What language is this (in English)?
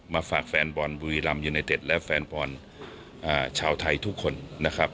Thai